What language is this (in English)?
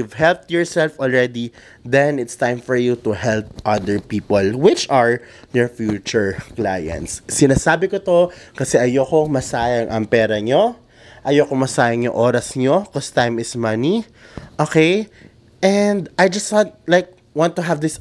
Filipino